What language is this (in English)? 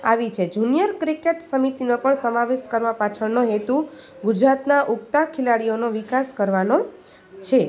Gujarati